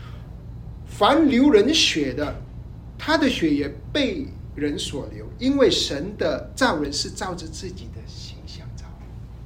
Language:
Chinese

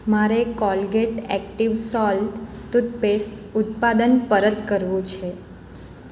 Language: Gujarati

